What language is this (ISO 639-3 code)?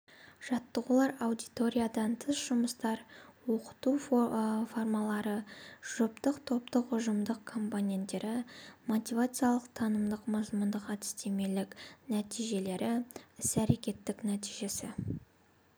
kaz